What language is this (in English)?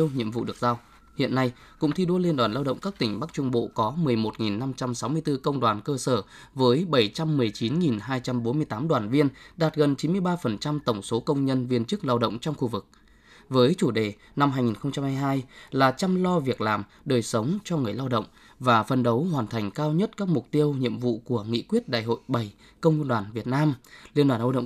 Vietnamese